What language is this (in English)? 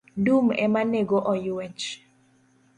Luo (Kenya and Tanzania)